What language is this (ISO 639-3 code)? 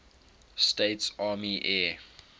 eng